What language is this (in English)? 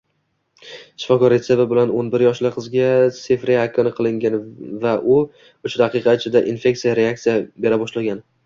Uzbek